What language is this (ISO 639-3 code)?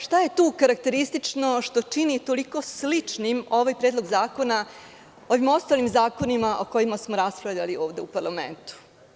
srp